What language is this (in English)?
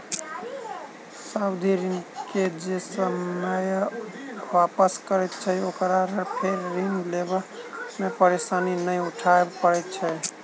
Maithili